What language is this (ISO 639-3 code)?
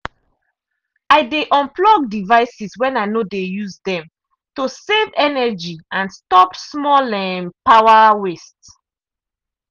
pcm